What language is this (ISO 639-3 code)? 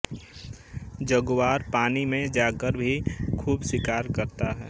hin